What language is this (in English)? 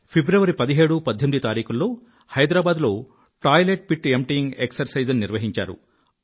Telugu